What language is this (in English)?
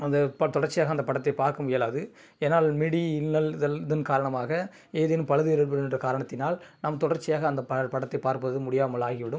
Tamil